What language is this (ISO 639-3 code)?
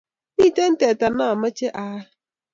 kln